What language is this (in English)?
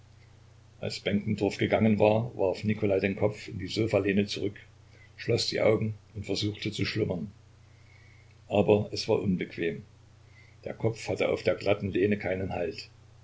German